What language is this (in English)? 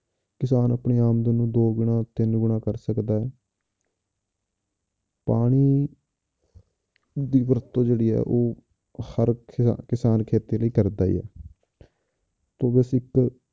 Punjabi